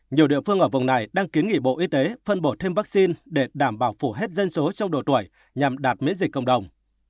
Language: Vietnamese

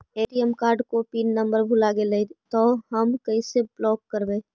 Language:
Magahi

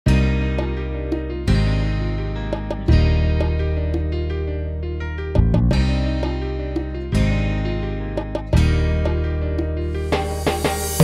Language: Spanish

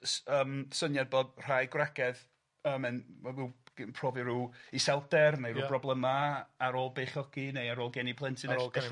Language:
Welsh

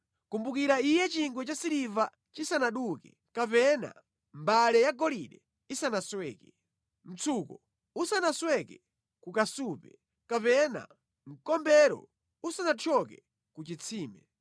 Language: Nyanja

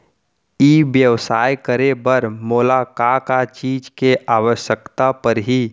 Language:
Chhattisgarhi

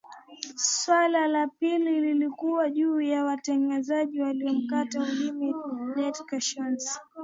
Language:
Swahili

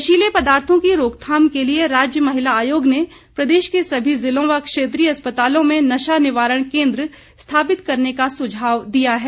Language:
Hindi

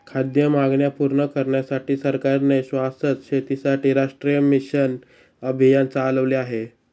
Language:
Marathi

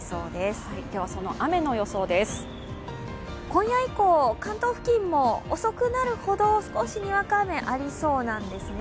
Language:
Japanese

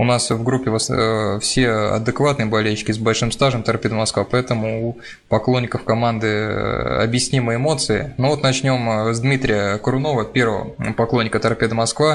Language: Russian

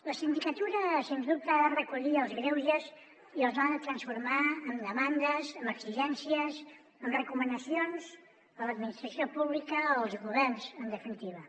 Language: Catalan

